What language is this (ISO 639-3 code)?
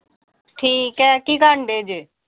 pan